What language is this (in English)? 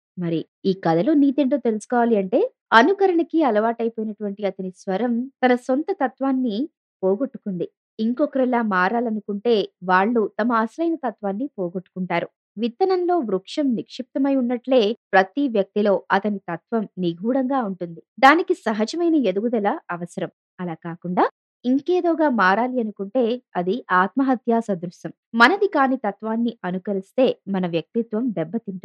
Telugu